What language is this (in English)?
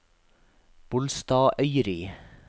Norwegian